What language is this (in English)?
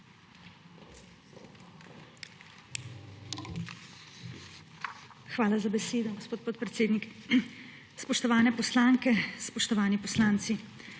Slovenian